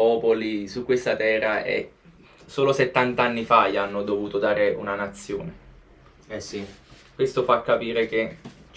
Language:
Italian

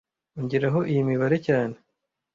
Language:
Kinyarwanda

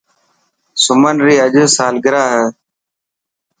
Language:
Dhatki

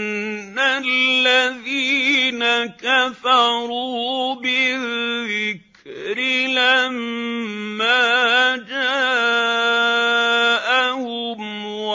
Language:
Arabic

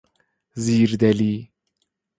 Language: Persian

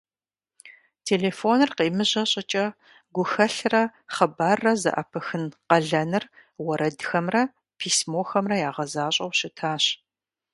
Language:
Kabardian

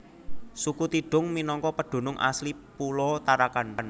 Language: Javanese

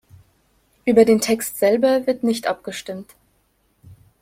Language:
German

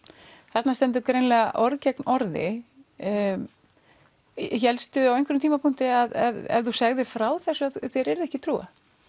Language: Icelandic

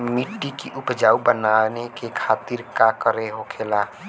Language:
Bhojpuri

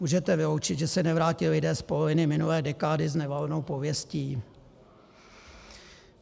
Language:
Czech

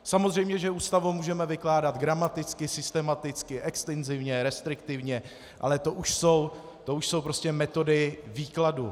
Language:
Czech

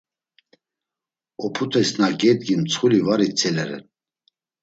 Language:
Laz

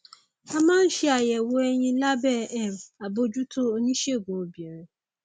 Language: Yoruba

